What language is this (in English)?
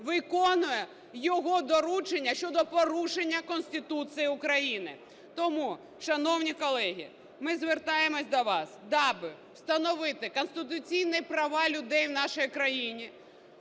Ukrainian